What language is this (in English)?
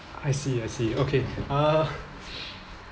English